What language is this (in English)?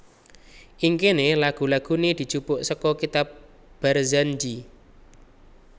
Javanese